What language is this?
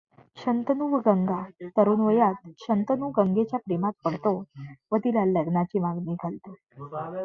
Marathi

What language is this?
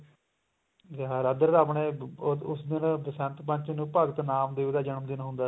Punjabi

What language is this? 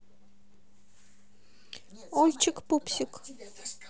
Russian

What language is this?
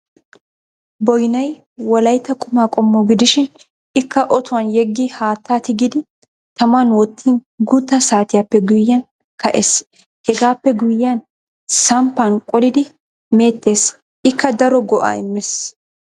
Wolaytta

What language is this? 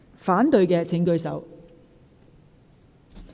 Cantonese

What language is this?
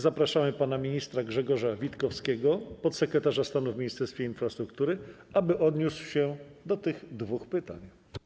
Polish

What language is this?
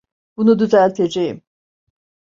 Turkish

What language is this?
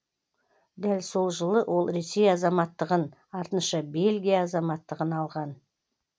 Kazakh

